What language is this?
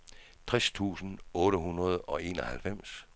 Danish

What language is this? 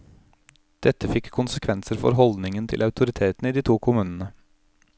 Norwegian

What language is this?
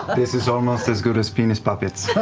English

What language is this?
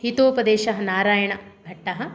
Sanskrit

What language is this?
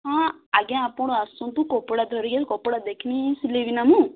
Odia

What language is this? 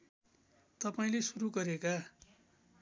Nepali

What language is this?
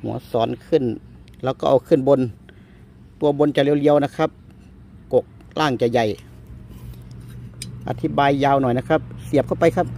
Thai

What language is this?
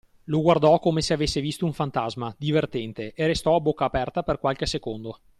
Italian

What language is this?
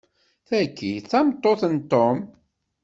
Kabyle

